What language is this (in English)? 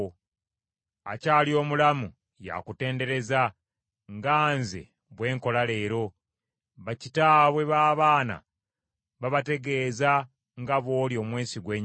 Ganda